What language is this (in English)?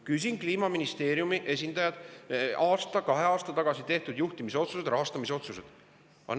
Estonian